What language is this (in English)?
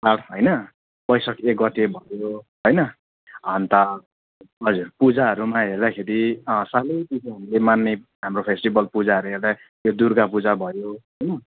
Nepali